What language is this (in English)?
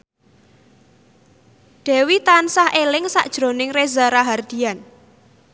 Javanese